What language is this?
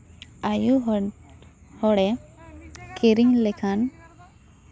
Santali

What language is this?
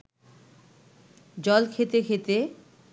Bangla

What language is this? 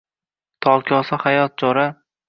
Uzbek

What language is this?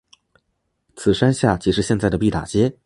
Chinese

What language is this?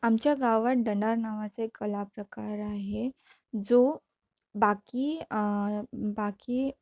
Marathi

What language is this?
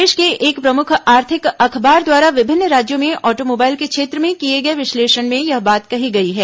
Hindi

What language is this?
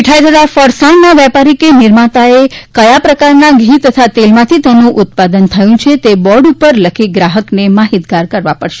Gujarati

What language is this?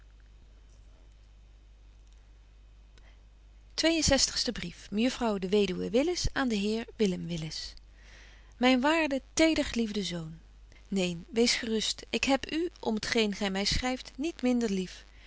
Dutch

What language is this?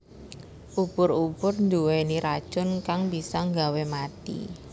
Javanese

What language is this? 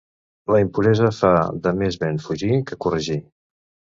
Catalan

